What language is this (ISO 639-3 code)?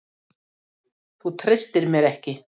isl